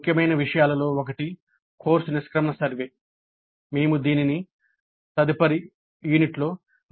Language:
Telugu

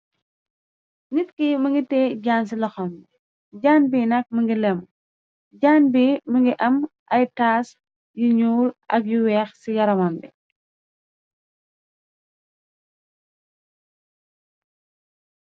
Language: Wolof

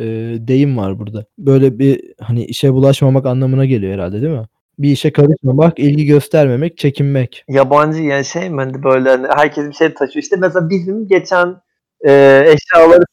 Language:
Turkish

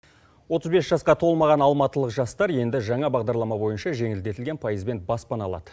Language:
Kazakh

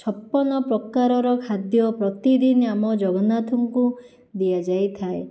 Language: Odia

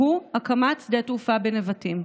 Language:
Hebrew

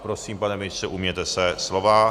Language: Czech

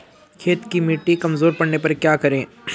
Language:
Hindi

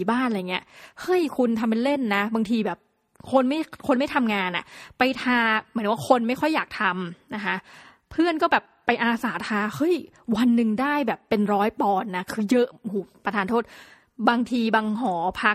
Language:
Thai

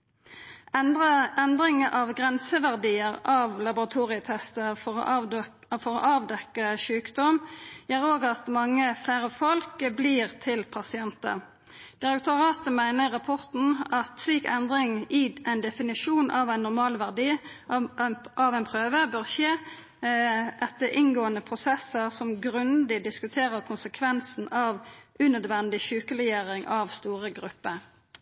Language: Norwegian Nynorsk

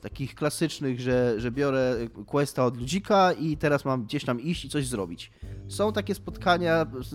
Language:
Polish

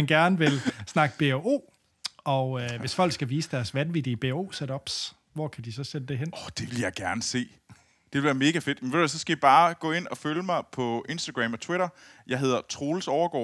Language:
Danish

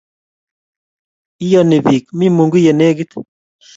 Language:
Kalenjin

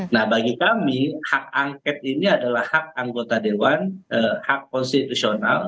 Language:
Indonesian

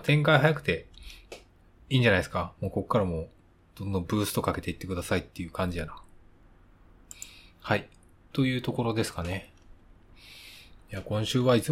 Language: Japanese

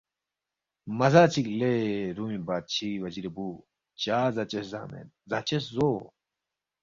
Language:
Balti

